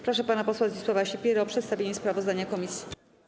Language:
Polish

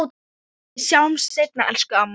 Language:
Icelandic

